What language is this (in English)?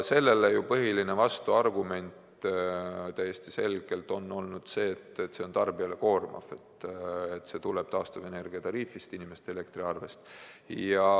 Estonian